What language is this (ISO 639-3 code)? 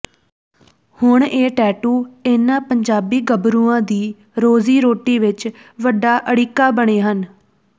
pan